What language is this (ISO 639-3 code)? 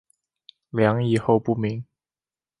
zho